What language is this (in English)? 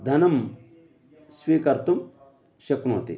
Sanskrit